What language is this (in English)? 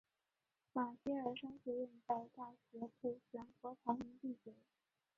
Chinese